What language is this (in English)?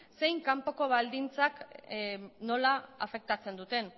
Basque